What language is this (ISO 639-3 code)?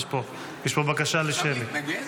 heb